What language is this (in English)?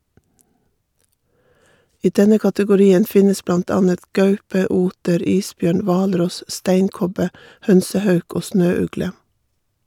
Norwegian